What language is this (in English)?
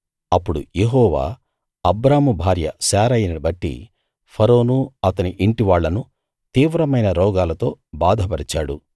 Telugu